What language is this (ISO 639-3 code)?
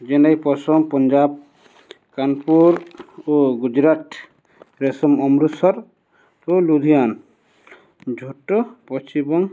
ori